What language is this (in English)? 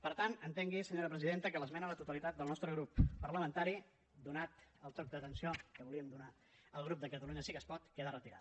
Catalan